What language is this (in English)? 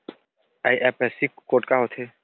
Chhattisgarhi